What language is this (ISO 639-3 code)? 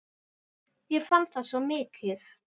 isl